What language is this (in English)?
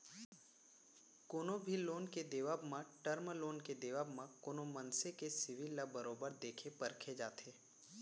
Chhattisgarhi